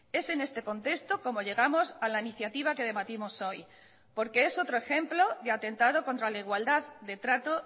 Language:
Spanish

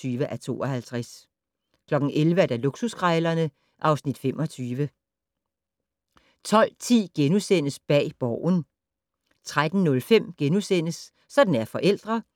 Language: Danish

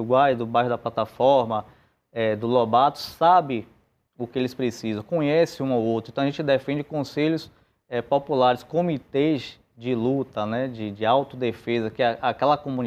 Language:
Portuguese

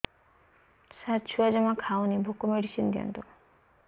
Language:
Odia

